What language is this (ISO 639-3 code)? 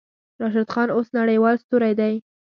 pus